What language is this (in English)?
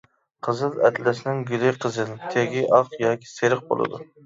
Uyghur